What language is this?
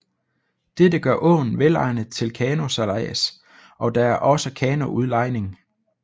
Danish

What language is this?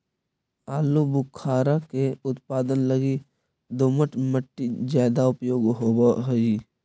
Magahi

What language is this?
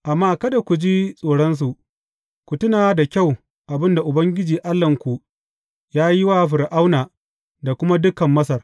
Hausa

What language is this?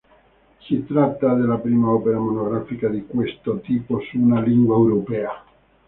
Italian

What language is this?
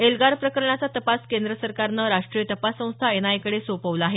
Marathi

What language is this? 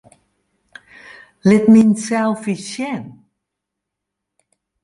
Western Frisian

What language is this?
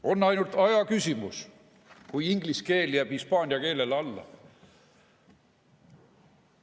Estonian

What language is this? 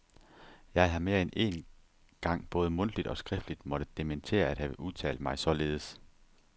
Danish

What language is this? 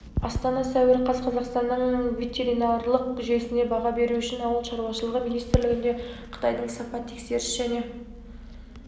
Kazakh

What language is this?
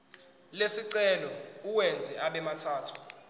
Zulu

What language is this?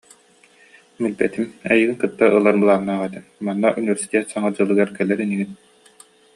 Yakut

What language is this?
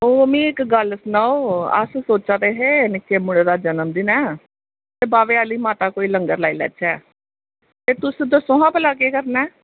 Dogri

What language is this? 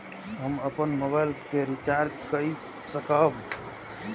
Maithili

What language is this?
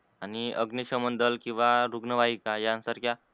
Marathi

